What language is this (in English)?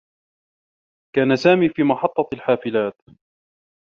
Arabic